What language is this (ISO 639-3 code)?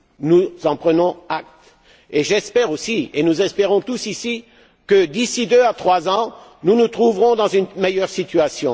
fra